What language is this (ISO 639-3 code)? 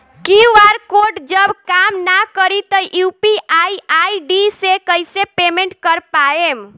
bho